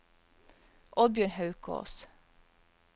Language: Norwegian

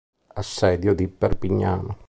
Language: Italian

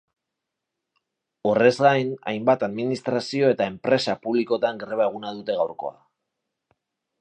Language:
Basque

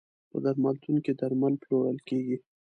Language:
Pashto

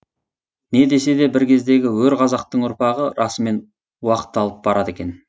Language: Kazakh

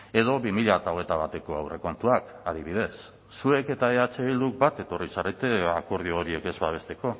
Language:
Basque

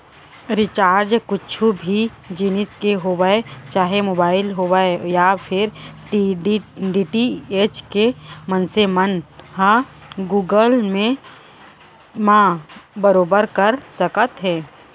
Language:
Chhattisgarhi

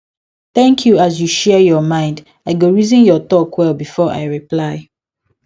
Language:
Nigerian Pidgin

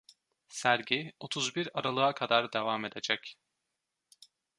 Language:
Turkish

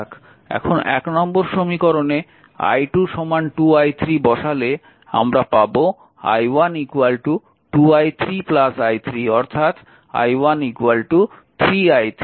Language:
Bangla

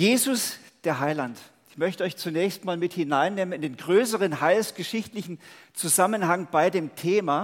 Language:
German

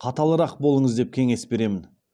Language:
Kazakh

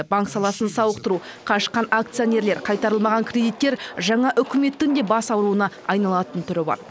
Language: Kazakh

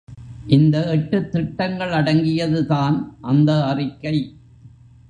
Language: Tamil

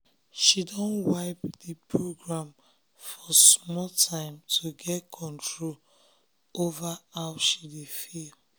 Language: Nigerian Pidgin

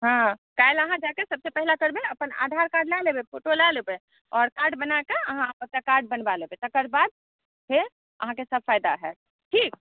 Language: Maithili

